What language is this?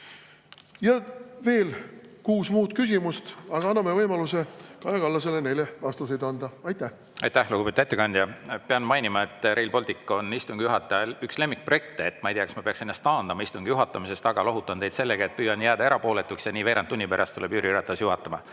Estonian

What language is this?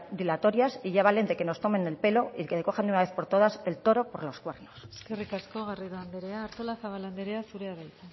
Spanish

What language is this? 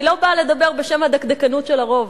Hebrew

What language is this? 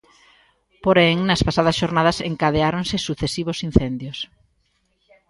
Galician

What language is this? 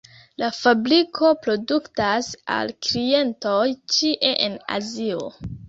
Esperanto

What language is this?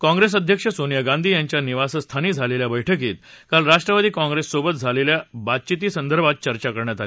Marathi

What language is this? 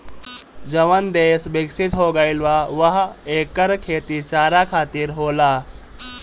Bhojpuri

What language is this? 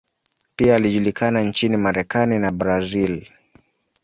Swahili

